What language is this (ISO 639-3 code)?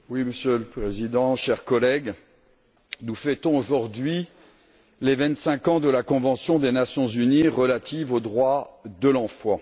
fra